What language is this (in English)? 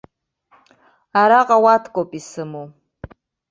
Abkhazian